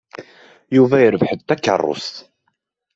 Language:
Kabyle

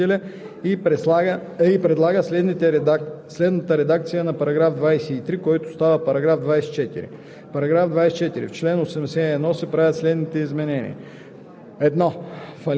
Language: Bulgarian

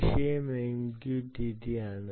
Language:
Malayalam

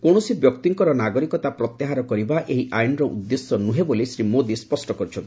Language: Odia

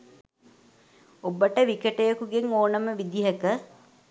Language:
Sinhala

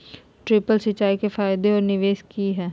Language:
Magahi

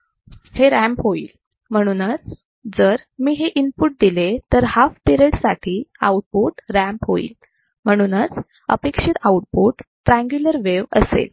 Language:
Marathi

